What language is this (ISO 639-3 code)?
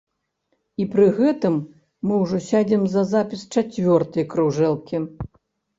bel